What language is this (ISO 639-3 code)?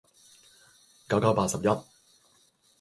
yue